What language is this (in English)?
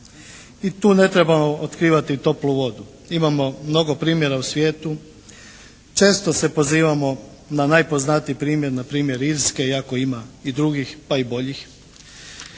Croatian